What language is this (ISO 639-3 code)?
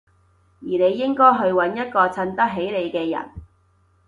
yue